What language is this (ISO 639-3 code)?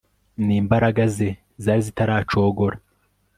kin